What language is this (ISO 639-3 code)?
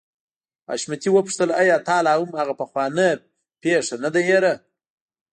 pus